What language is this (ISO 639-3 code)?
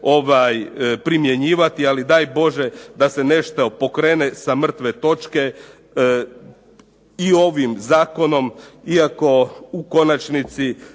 hrv